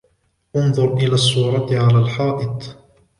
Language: Arabic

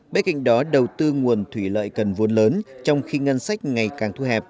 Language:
Vietnamese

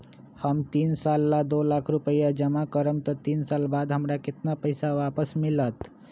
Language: Magahi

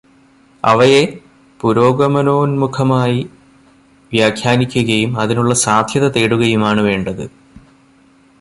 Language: Malayalam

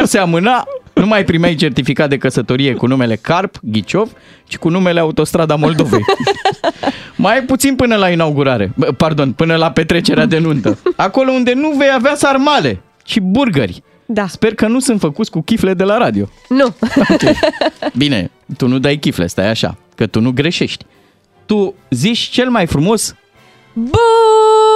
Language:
Romanian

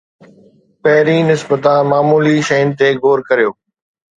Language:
Sindhi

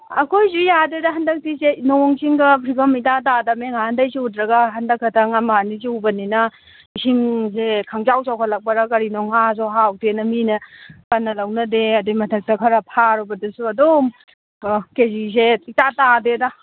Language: Manipuri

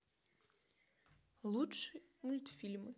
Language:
Russian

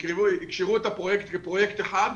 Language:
Hebrew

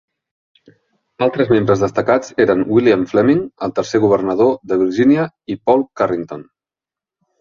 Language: Catalan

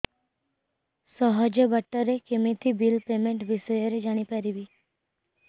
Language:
Odia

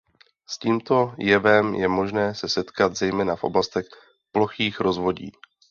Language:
Czech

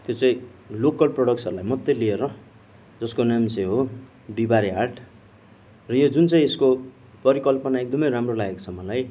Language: Nepali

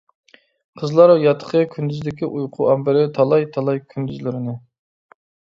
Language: Uyghur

